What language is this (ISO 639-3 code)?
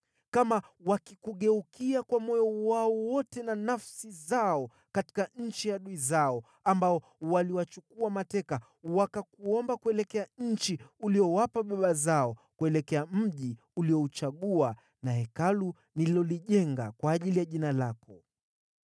swa